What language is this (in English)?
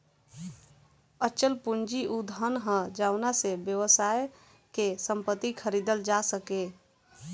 Bhojpuri